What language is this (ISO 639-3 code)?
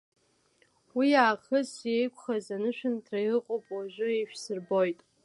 abk